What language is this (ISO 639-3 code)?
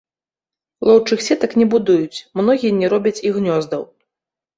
bel